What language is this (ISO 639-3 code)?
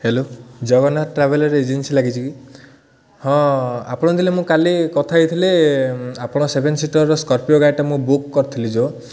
ori